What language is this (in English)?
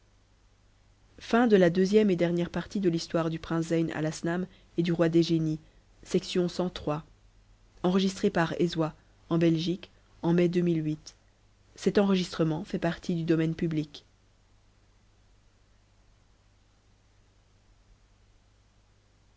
French